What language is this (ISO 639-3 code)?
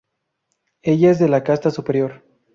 spa